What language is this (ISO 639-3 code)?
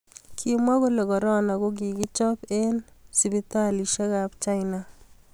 kln